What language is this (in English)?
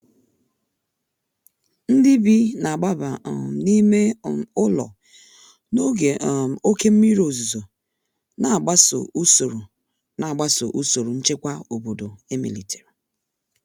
Igbo